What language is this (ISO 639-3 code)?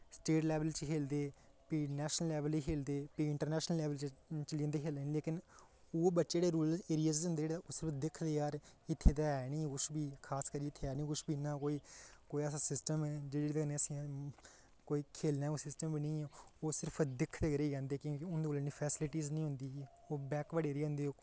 doi